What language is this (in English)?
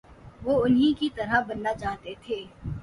Urdu